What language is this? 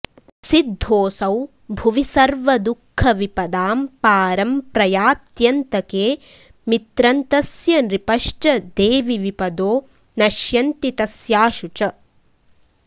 Sanskrit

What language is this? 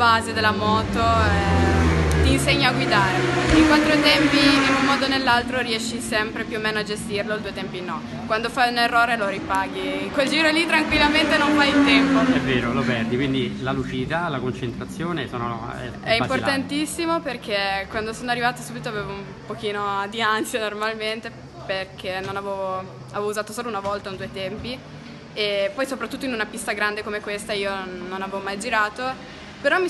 Italian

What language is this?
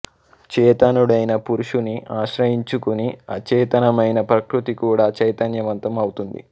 Telugu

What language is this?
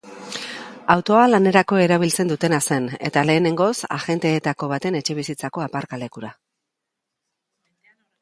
Basque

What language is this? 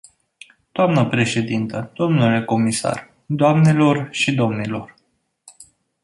Romanian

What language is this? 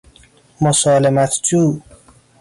Persian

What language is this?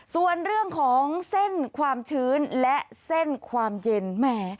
Thai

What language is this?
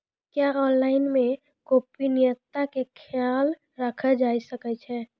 Maithili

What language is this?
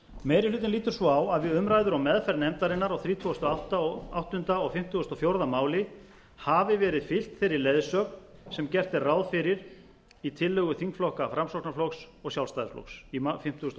Icelandic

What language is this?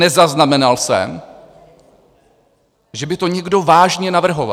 Czech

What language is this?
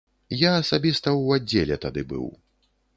Belarusian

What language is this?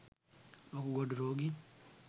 Sinhala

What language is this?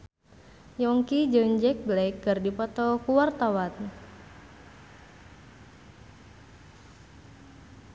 Sundanese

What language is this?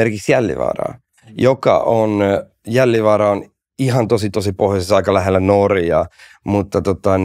Finnish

